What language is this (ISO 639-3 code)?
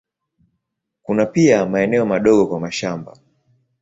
swa